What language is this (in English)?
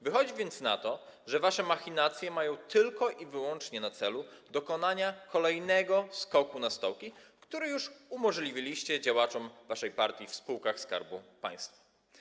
Polish